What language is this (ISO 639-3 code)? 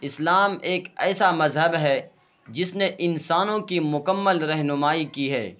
urd